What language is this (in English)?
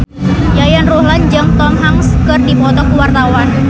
Sundanese